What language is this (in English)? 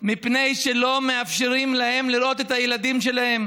Hebrew